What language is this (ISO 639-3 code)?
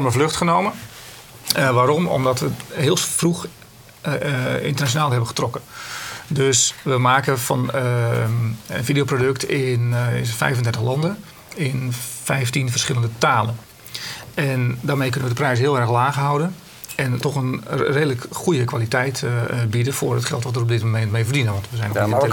nld